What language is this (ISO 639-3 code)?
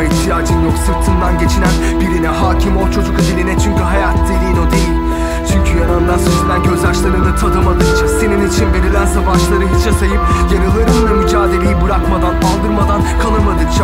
tur